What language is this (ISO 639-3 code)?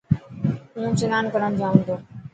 mki